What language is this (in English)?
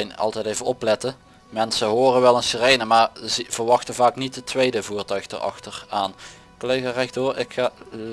Dutch